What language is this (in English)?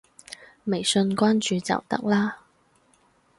Cantonese